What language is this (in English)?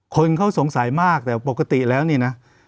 Thai